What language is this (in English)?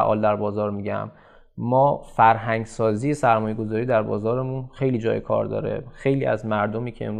Persian